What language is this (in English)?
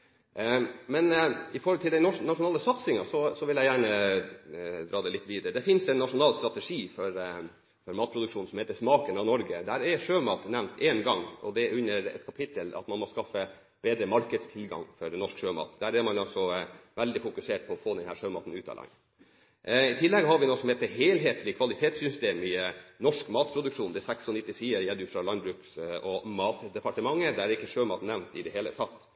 Norwegian Bokmål